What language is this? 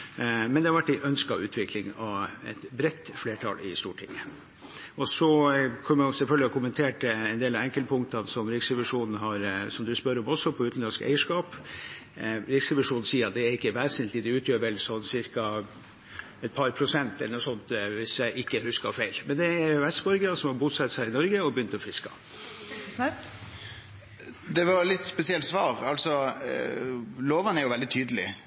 Norwegian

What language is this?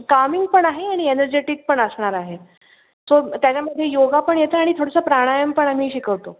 Marathi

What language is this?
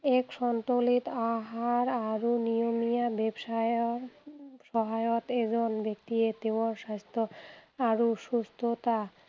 Assamese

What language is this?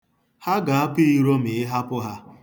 Igbo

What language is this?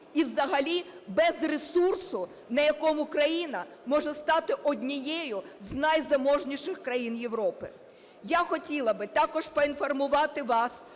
Ukrainian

